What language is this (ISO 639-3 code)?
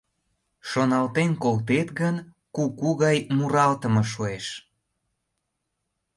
chm